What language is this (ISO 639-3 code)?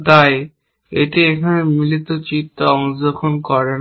ben